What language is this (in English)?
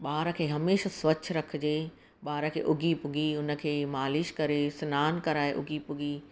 Sindhi